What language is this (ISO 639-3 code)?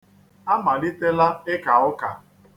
ibo